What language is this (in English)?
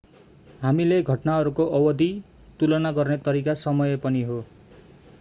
Nepali